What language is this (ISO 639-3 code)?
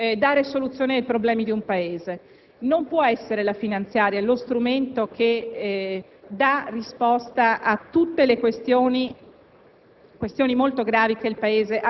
ita